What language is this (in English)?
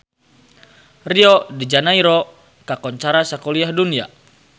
Sundanese